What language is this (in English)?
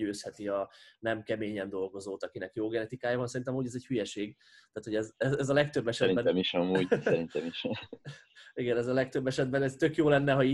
Hungarian